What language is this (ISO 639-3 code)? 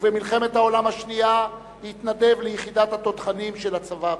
heb